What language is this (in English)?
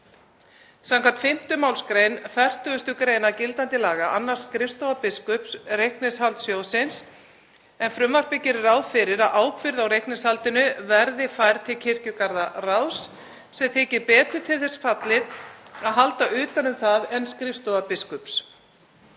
Icelandic